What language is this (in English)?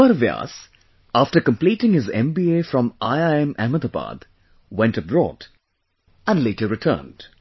English